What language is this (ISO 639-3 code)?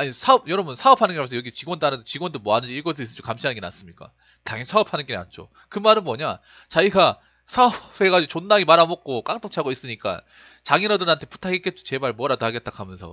kor